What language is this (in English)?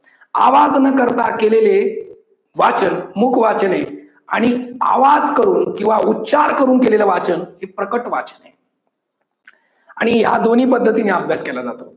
Marathi